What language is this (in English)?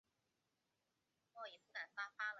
Chinese